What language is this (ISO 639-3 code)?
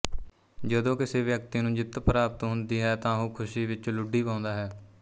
pan